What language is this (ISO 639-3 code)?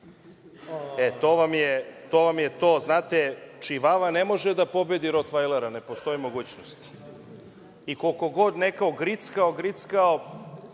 srp